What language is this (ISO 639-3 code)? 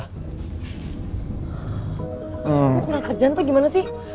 ind